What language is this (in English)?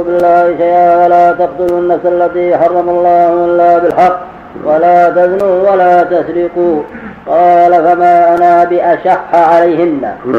Arabic